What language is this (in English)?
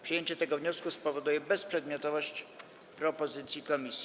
Polish